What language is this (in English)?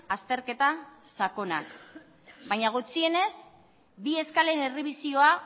Basque